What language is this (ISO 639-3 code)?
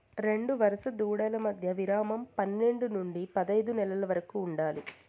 tel